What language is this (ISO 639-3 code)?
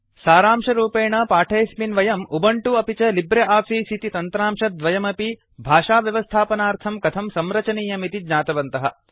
san